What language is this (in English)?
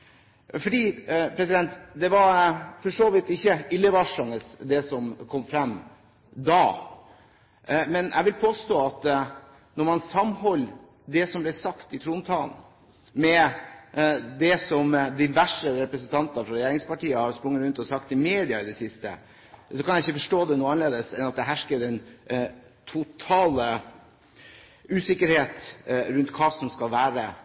Norwegian Bokmål